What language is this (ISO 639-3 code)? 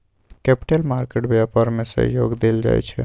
mai